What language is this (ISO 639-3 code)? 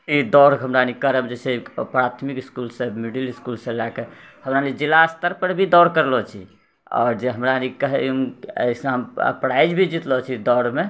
mai